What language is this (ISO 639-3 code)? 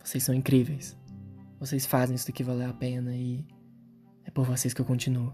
por